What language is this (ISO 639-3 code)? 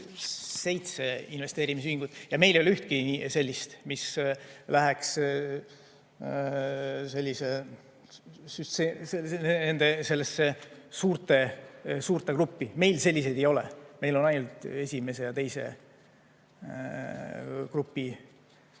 est